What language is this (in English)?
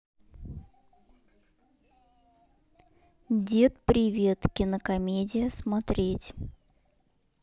Russian